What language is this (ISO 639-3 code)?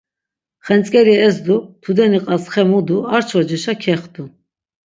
lzz